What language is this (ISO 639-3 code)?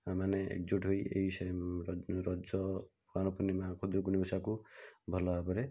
ori